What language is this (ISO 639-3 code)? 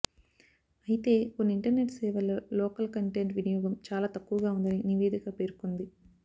tel